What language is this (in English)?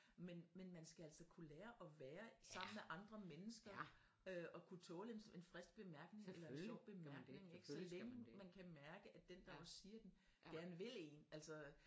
Danish